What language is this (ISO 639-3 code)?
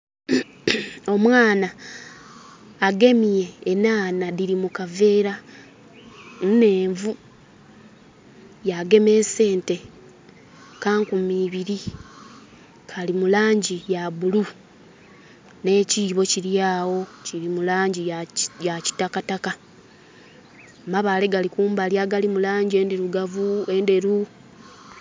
xog